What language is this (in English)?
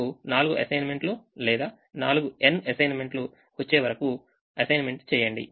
Telugu